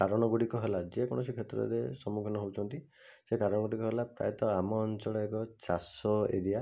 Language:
Odia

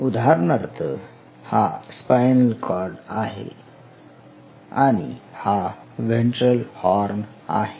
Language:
Marathi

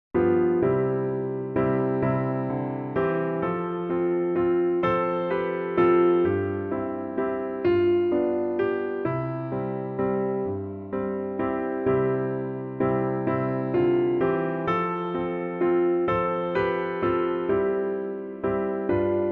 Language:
Korean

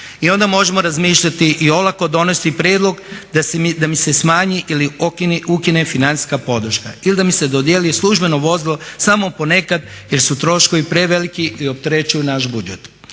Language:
Croatian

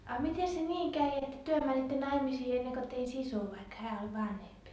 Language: Finnish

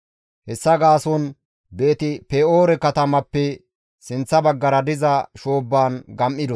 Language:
Gamo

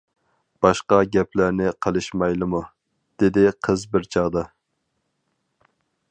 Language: Uyghur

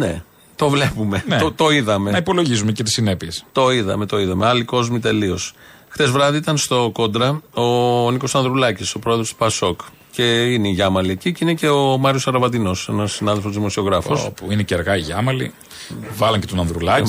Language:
Greek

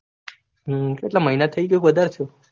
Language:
Gujarati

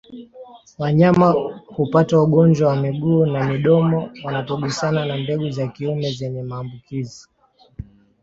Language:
Swahili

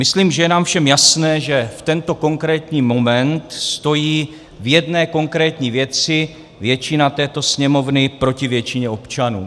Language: Czech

